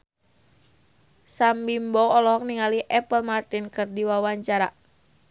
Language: Sundanese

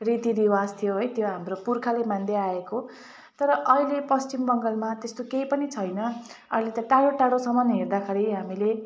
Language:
Nepali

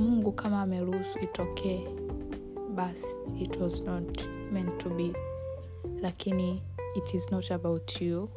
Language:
Swahili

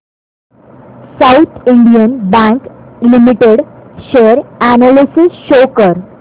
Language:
Marathi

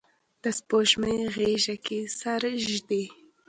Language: Pashto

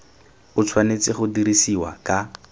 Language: Tswana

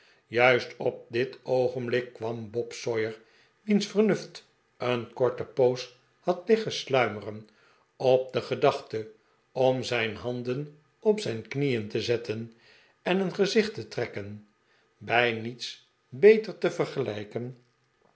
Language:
Dutch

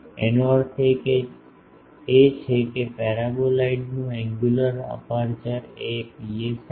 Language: Gujarati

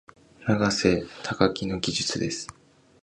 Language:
Japanese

